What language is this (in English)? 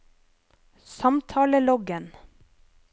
Norwegian